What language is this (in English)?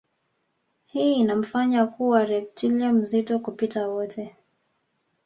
Swahili